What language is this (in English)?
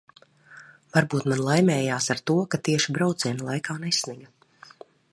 Latvian